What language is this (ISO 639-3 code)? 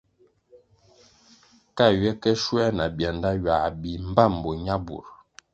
nmg